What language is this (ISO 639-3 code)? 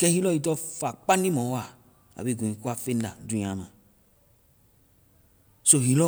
vai